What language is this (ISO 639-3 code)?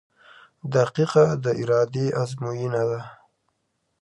pus